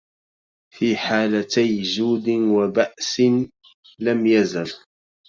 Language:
Arabic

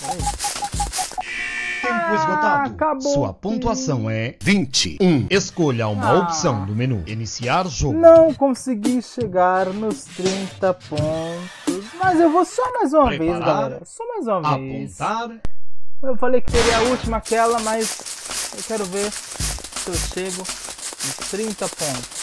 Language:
Portuguese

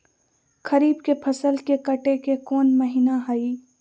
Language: Magahi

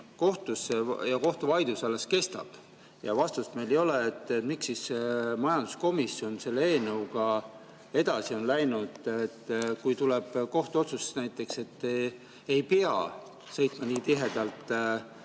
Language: Estonian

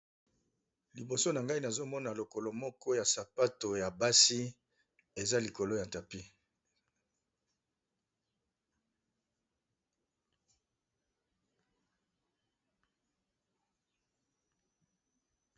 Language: Lingala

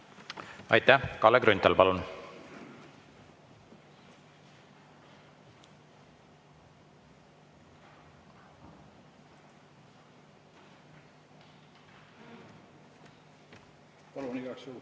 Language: Estonian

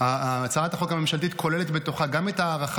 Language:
Hebrew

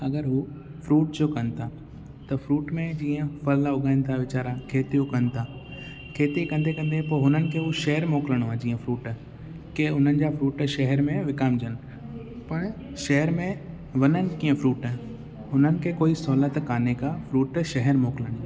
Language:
Sindhi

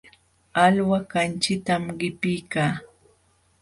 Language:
Jauja Wanca Quechua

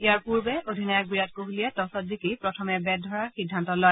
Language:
Assamese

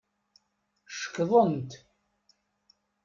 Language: Kabyle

